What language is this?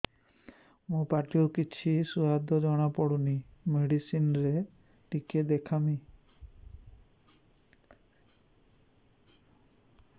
Odia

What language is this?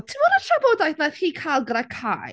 Welsh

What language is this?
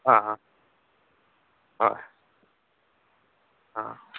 Manipuri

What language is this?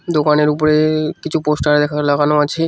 Bangla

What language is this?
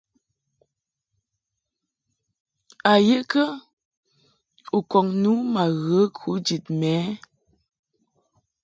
Mungaka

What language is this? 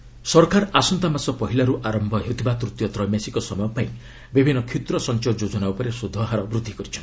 Odia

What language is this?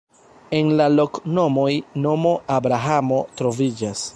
Esperanto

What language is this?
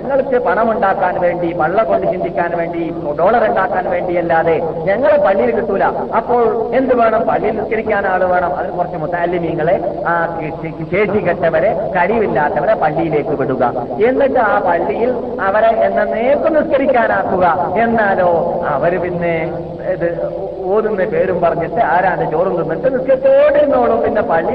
Malayalam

